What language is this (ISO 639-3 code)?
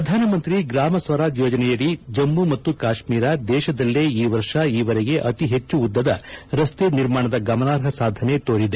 kan